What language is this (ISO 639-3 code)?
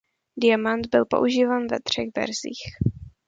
ces